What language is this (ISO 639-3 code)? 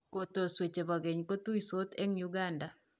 kln